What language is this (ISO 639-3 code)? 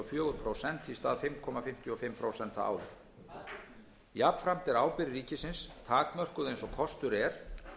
isl